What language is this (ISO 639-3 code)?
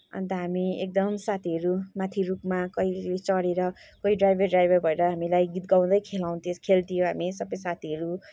nep